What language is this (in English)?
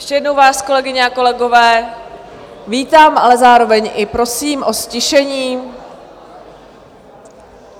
Czech